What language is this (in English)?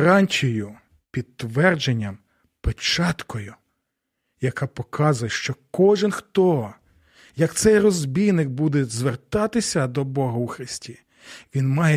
Ukrainian